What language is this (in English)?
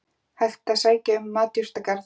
Icelandic